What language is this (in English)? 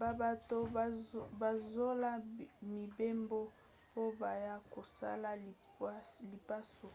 Lingala